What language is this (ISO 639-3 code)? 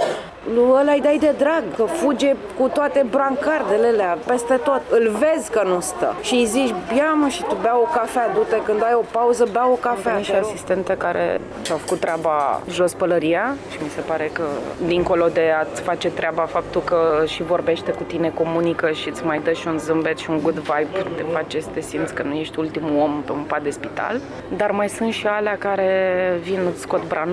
ron